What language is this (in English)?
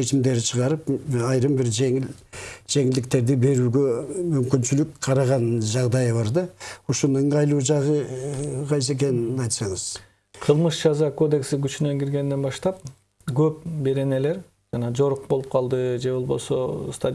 Russian